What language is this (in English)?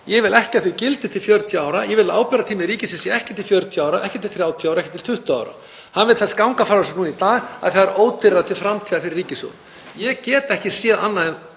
Icelandic